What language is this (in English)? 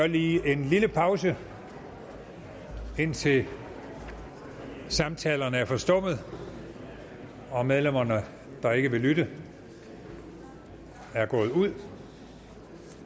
Danish